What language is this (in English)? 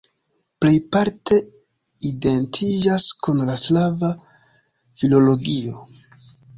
Esperanto